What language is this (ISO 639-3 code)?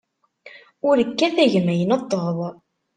kab